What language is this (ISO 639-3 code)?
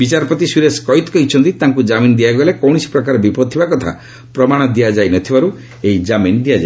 ori